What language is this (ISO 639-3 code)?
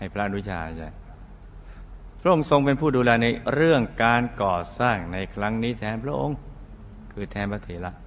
tha